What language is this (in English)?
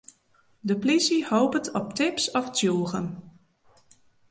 Western Frisian